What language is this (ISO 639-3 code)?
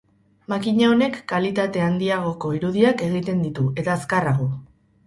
eus